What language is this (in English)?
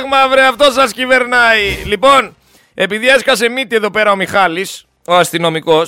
Greek